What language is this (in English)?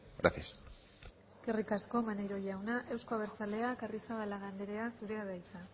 Basque